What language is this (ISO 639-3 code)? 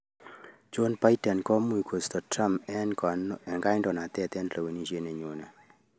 kln